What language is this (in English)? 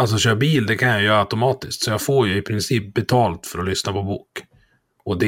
Swedish